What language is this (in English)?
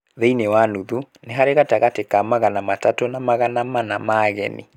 Kikuyu